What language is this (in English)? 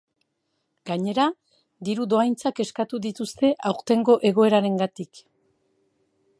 Basque